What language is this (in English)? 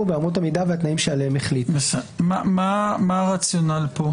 Hebrew